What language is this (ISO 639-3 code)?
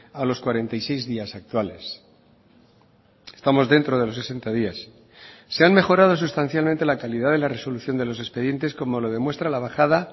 spa